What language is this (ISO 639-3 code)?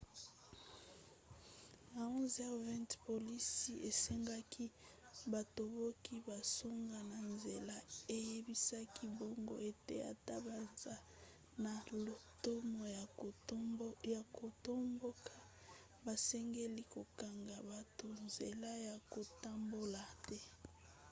lin